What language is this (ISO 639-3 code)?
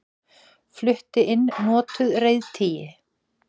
isl